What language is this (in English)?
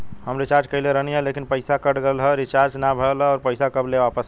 Bhojpuri